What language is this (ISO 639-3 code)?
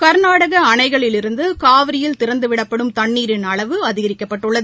tam